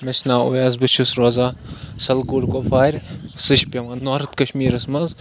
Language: Kashmiri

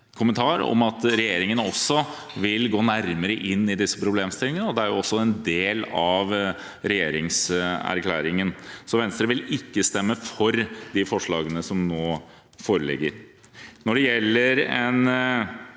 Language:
Norwegian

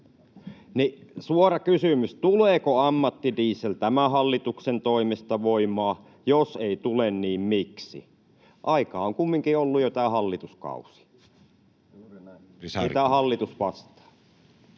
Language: Finnish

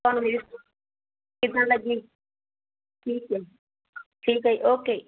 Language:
Punjabi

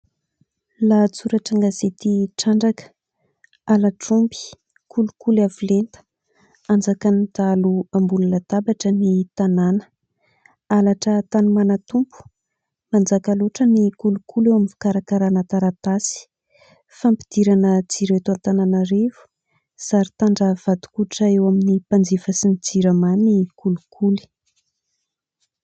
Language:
Malagasy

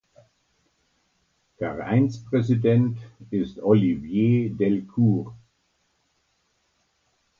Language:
German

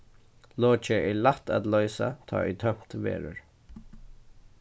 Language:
Faroese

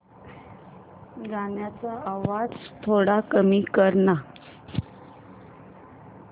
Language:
Marathi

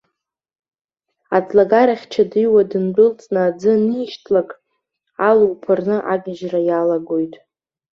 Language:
Abkhazian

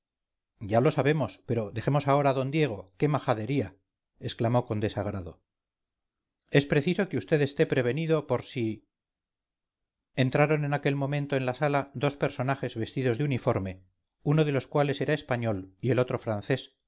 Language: Spanish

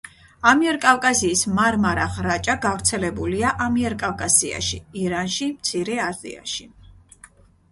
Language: Georgian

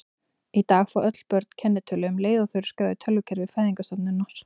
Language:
Icelandic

